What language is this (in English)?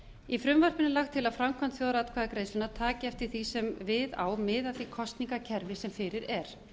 Icelandic